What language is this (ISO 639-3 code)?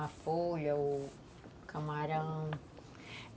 por